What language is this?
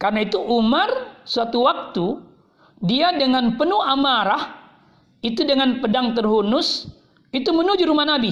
Indonesian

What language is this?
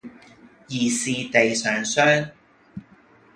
Cantonese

